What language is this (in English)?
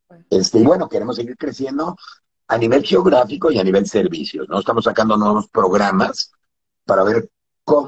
Spanish